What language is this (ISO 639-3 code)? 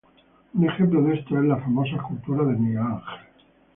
spa